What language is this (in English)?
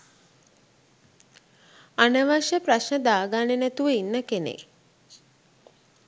Sinhala